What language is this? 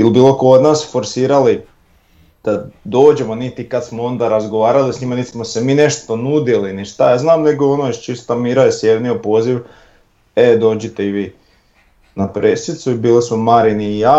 Croatian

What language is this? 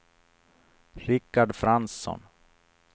Swedish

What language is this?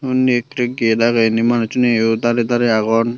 Chakma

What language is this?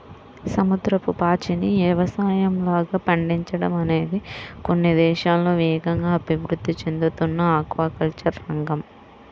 Telugu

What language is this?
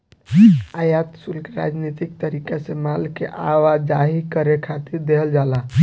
Bhojpuri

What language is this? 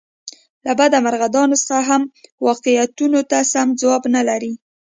Pashto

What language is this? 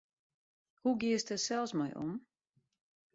Western Frisian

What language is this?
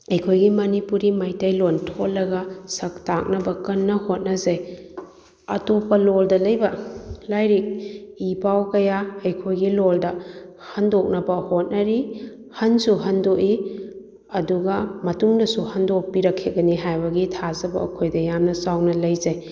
Manipuri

